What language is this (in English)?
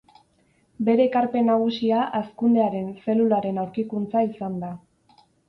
Basque